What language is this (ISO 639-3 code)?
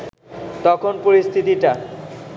ben